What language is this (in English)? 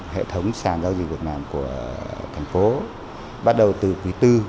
Vietnamese